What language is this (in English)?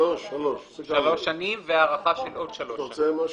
Hebrew